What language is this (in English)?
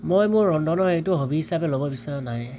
Assamese